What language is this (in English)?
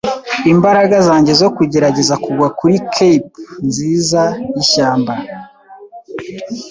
Kinyarwanda